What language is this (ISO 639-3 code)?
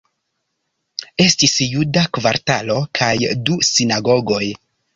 epo